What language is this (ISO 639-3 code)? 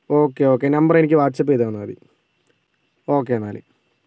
mal